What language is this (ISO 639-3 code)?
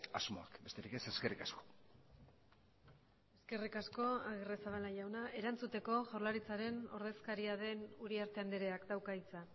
eus